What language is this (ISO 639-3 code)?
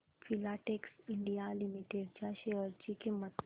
mar